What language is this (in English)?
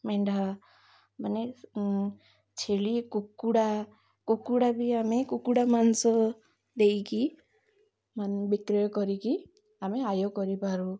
Odia